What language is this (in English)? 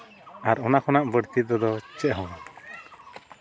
Santali